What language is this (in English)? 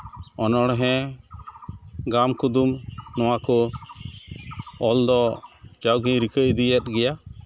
Santali